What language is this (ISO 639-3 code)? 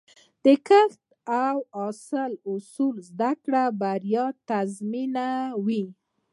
pus